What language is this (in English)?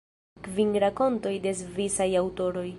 Esperanto